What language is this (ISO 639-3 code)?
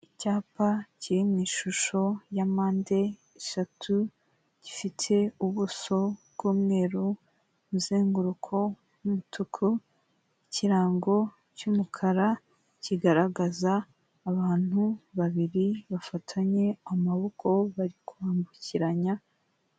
kin